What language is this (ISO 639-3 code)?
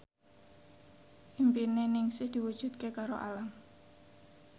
jav